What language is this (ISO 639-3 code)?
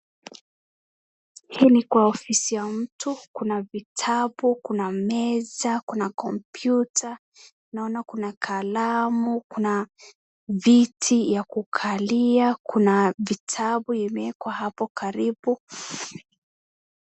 swa